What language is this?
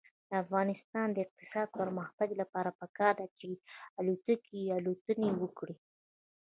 Pashto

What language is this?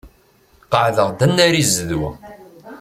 Kabyle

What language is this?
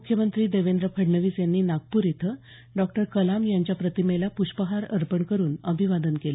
Marathi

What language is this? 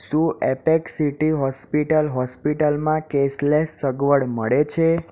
Gujarati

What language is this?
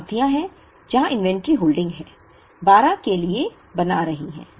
Hindi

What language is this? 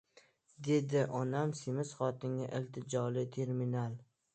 Uzbek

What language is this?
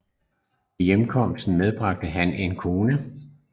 Danish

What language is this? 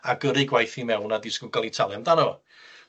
Welsh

